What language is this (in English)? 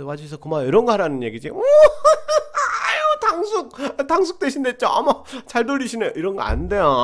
Korean